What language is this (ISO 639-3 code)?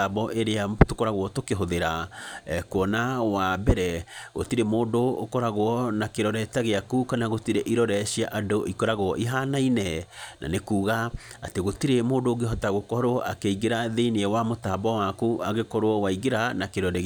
kik